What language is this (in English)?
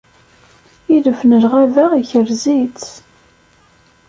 Kabyle